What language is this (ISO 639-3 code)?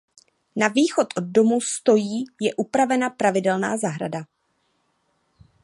ces